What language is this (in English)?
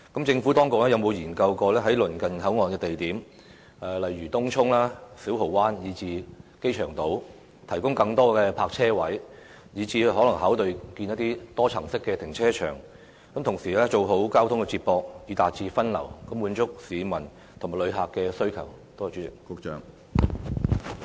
Cantonese